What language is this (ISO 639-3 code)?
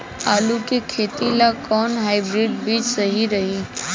bho